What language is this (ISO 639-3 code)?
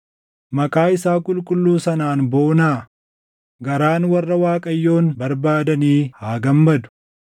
orm